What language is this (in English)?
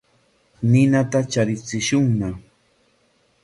Corongo Ancash Quechua